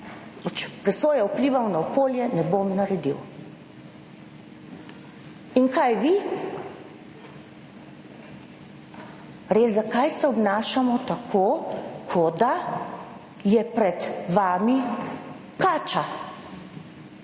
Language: Slovenian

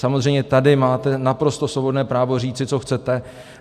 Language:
Czech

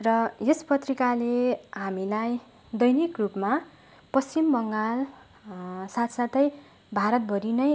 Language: Nepali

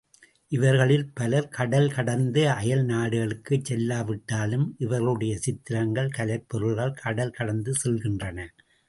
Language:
Tamil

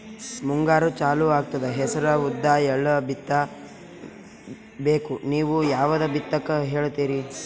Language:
Kannada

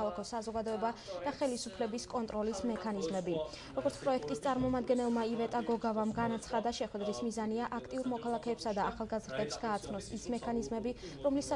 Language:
Arabic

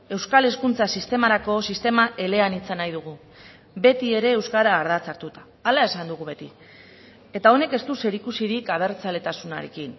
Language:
Basque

